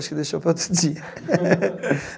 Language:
Portuguese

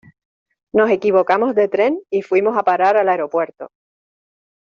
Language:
Spanish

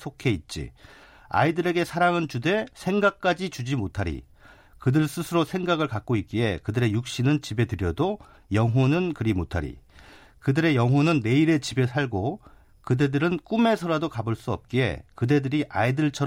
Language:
Korean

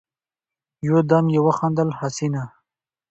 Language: Pashto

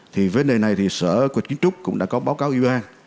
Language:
Vietnamese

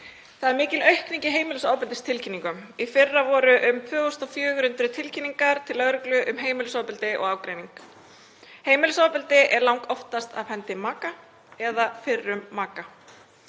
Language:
Icelandic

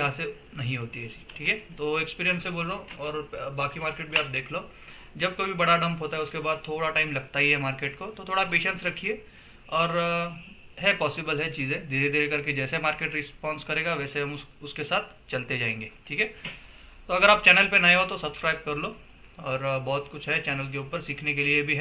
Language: Hindi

